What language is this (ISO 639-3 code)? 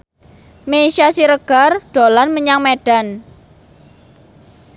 jav